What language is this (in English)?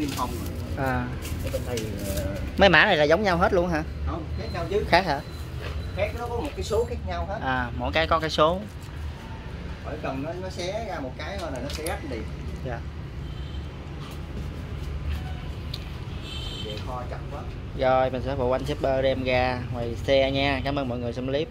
Vietnamese